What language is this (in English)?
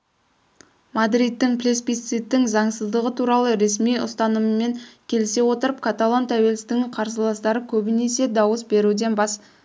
Kazakh